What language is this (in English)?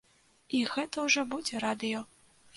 Belarusian